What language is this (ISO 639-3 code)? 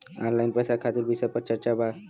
bho